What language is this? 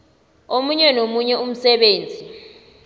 South Ndebele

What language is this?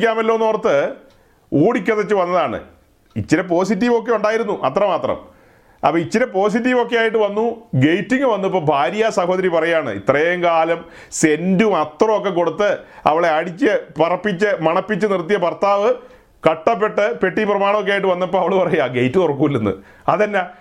Malayalam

